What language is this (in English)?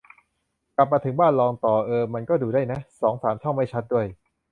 Thai